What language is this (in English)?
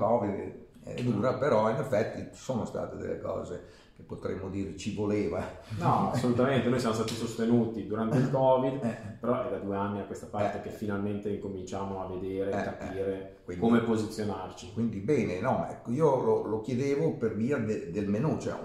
Italian